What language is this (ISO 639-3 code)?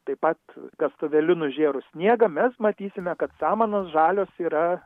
lit